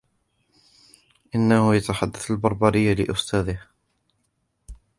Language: Arabic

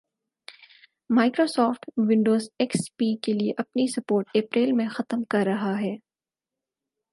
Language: Urdu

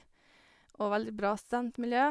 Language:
Norwegian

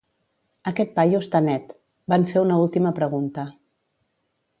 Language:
Catalan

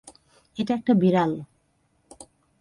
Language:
Bangla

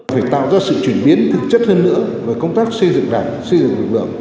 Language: Vietnamese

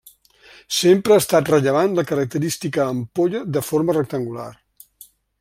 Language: Catalan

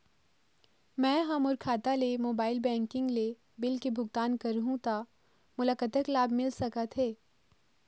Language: Chhattisgarhi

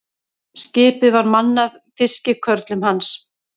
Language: Icelandic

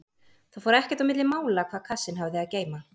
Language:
Icelandic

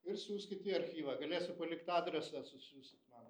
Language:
Lithuanian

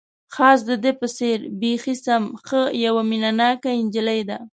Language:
Pashto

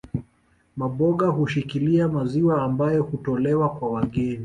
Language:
Swahili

